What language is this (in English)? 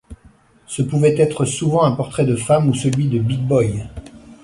French